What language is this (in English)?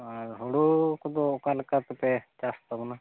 Santali